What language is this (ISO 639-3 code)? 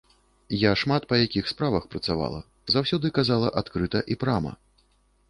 bel